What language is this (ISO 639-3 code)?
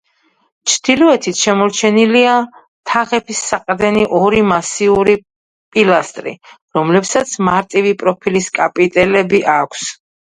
kat